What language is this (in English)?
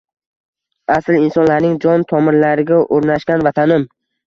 Uzbek